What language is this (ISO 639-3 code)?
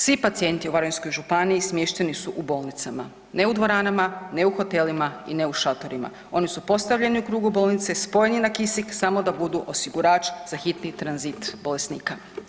hrv